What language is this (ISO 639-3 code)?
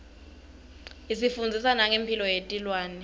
ssw